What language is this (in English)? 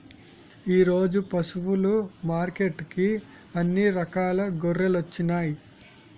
Telugu